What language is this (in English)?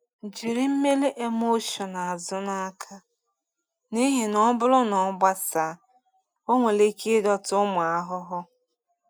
Igbo